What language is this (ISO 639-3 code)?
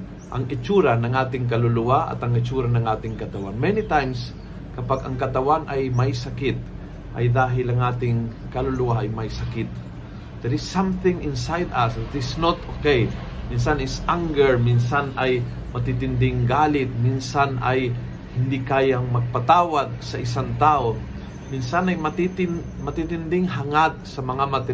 fil